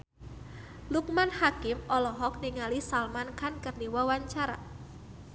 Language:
Sundanese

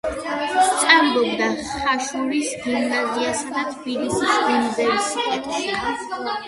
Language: Georgian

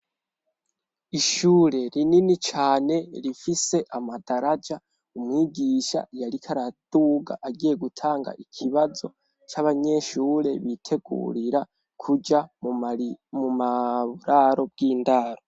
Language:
Rundi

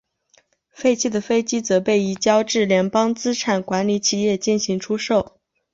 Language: Chinese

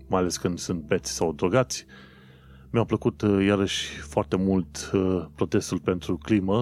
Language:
Romanian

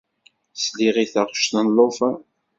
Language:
Kabyle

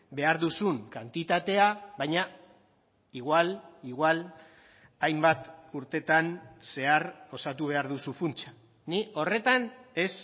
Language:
Basque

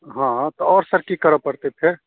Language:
Maithili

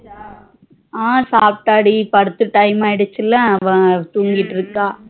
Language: Tamil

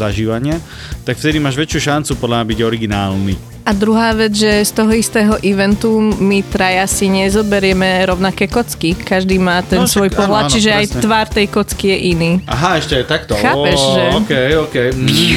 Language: Slovak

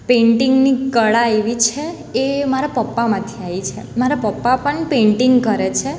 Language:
Gujarati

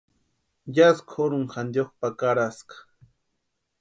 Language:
Western Highland Purepecha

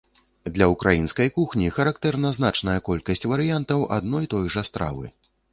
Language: Belarusian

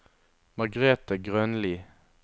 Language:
Norwegian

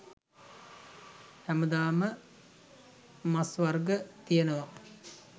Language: Sinhala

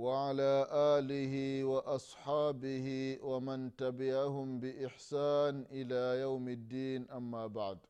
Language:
Swahili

